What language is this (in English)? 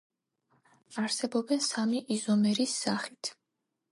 Georgian